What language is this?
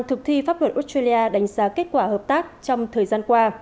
Vietnamese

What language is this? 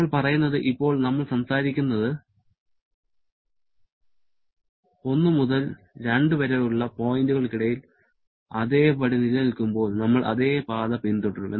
Malayalam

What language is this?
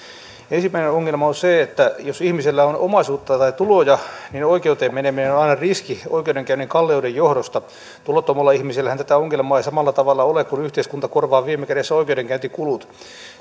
Finnish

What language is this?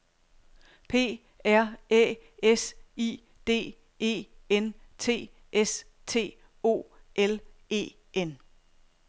Danish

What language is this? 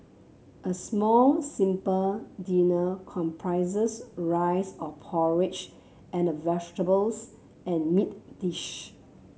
English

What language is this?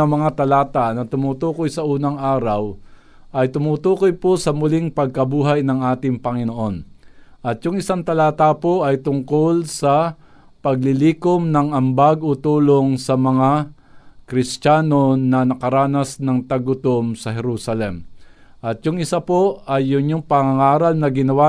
Filipino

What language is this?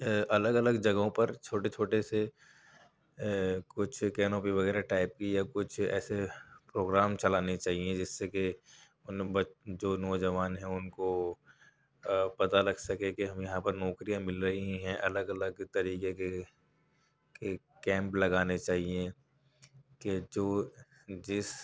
Urdu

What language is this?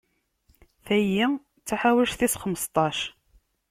Kabyle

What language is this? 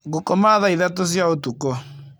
Kikuyu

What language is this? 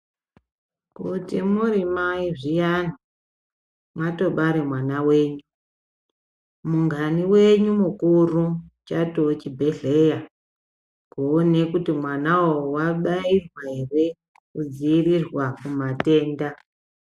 Ndau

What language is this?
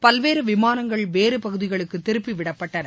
Tamil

